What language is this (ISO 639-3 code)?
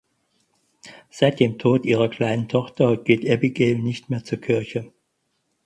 deu